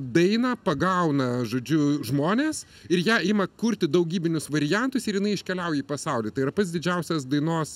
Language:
Lithuanian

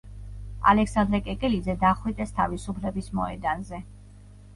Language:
Georgian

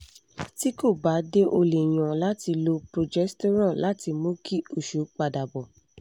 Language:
Yoruba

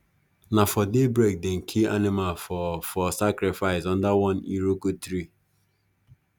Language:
Nigerian Pidgin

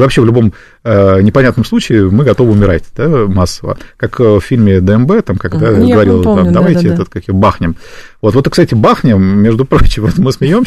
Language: Russian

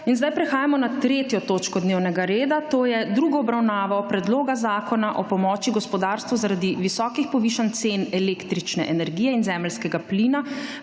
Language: Slovenian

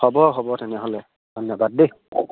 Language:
Assamese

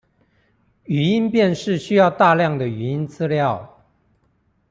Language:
Chinese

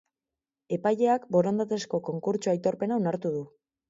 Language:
Basque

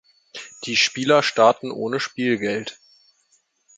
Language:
German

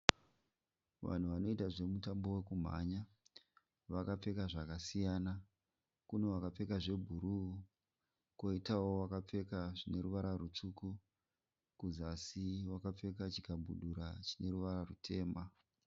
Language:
Shona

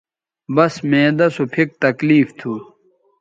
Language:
Bateri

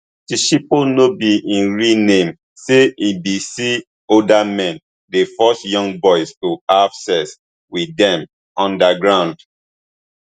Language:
Nigerian Pidgin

